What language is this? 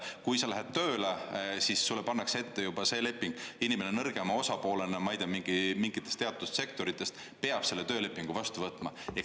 Estonian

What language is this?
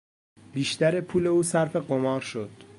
Persian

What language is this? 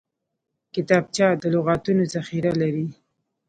Pashto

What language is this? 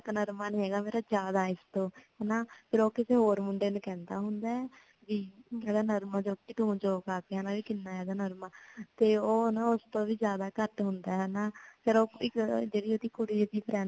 Punjabi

